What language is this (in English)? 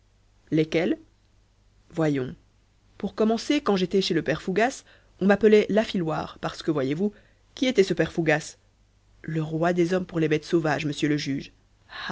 French